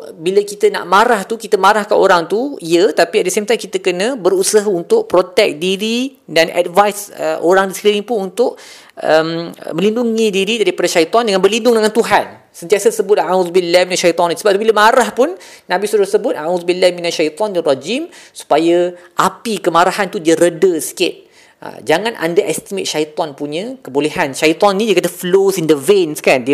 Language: Malay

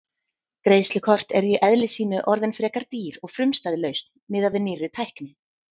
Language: Icelandic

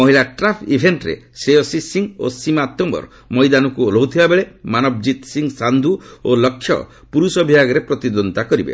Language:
Odia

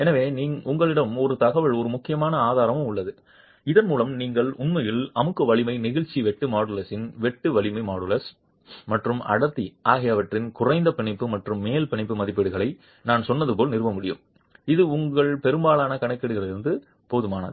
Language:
Tamil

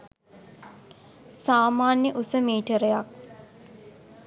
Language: Sinhala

